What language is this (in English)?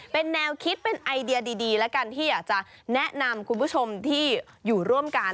Thai